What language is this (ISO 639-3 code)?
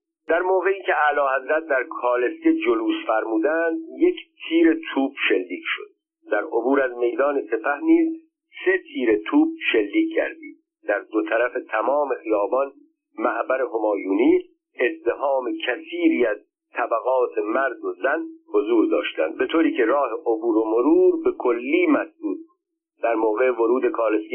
fas